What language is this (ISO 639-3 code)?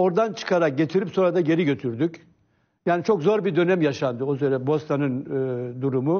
tur